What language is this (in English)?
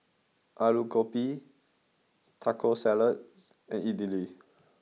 English